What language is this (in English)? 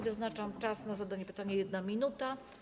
Polish